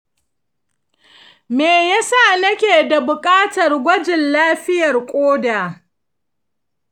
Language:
Hausa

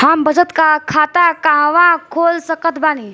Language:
Bhojpuri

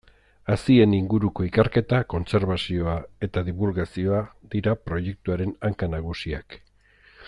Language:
Basque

